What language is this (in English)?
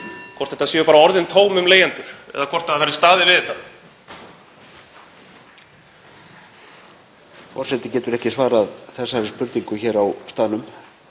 Icelandic